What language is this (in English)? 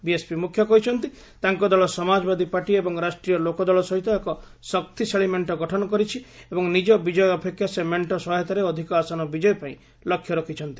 Odia